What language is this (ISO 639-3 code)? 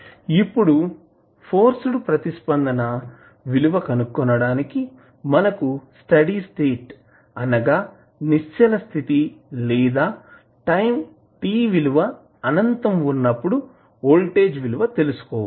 tel